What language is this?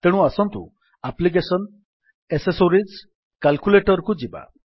Odia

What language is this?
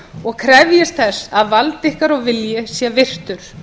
Icelandic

